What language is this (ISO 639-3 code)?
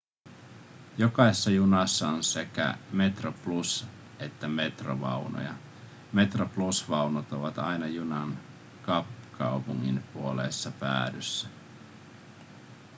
fin